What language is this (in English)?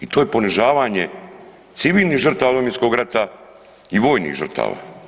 Croatian